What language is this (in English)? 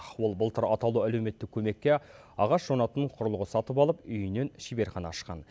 Kazakh